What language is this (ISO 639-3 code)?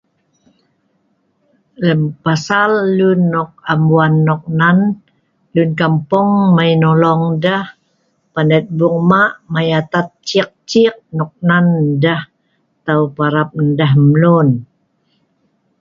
snv